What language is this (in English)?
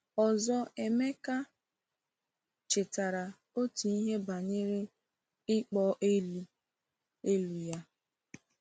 Igbo